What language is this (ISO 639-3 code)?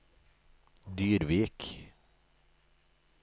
nor